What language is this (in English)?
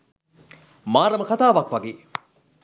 Sinhala